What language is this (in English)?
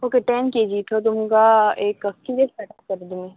Konkani